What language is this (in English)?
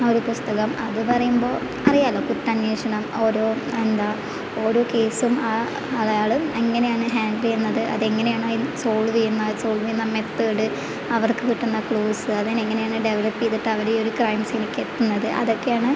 Malayalam